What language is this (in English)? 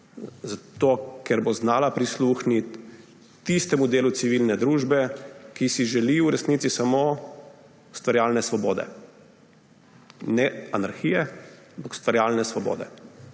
Slovenian